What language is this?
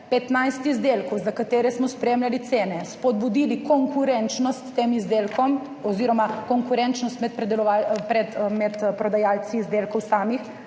Slovenian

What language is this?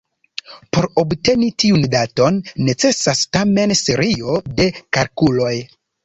Esperanto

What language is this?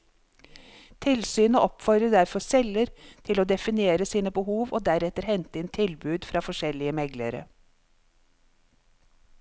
Norwegian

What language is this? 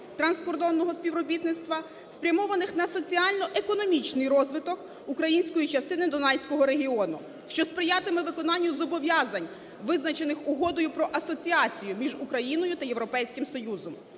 Ukrainian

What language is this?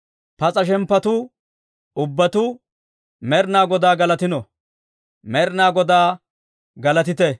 Dawro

